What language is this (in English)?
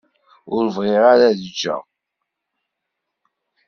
Kabyle